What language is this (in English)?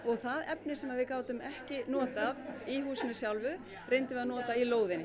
Icelandic